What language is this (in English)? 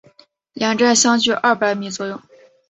Chinese